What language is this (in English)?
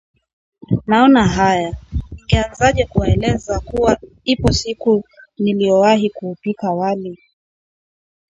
Swahili